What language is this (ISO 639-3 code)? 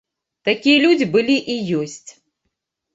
bel